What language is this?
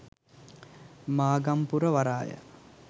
Sinhala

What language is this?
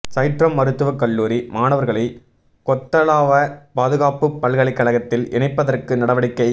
Tamil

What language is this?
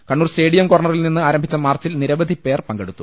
Malayalam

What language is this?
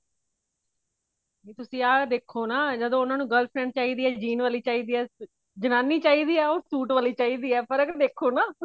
Punjabi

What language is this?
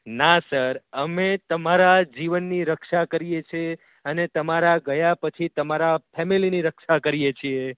Gujarati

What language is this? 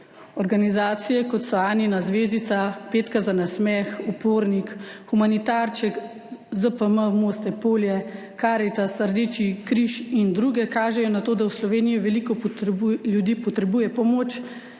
Slovenian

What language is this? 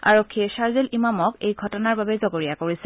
Assamese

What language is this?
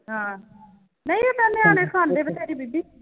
Punjabi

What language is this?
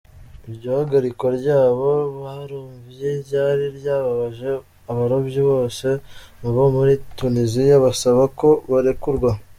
Kinyarwanda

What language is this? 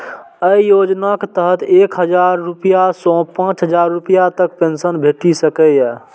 Maithili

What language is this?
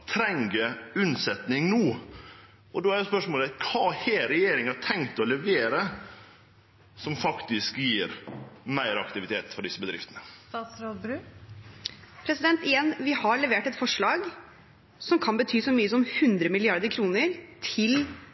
Norwegian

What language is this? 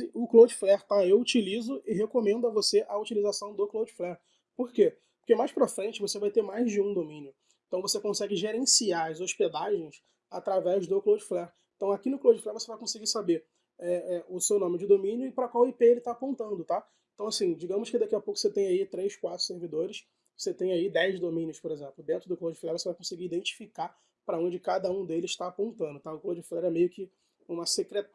Portuguese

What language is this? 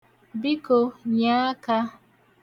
Igbo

